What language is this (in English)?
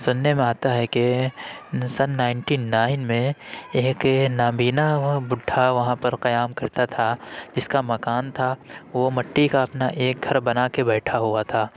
Urdu